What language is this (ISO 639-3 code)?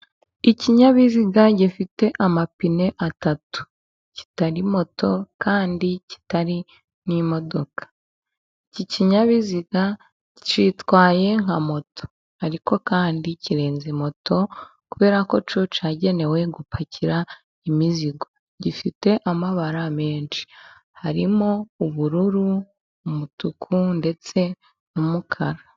kin